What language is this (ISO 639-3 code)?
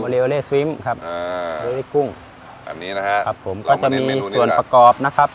tha